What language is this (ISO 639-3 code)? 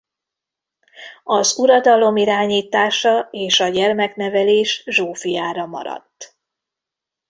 hun